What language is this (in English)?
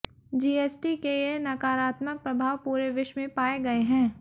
Hindi